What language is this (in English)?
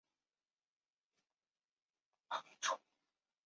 Chinese